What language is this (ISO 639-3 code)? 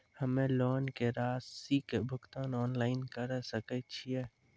mai